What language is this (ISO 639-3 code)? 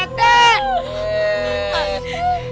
ind